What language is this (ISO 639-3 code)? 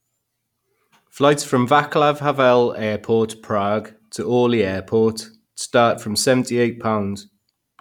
eng